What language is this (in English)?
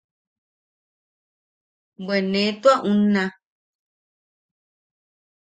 Yaqui